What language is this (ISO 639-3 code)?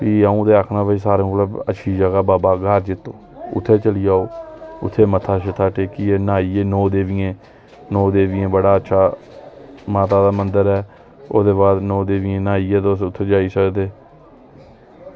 doi